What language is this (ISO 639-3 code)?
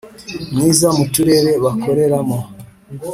kin